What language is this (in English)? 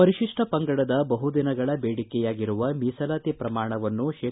Kannada